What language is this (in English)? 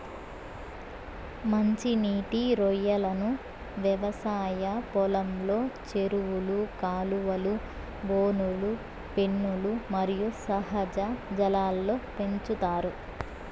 Telugu